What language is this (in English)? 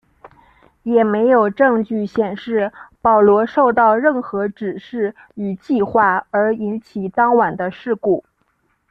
Chinese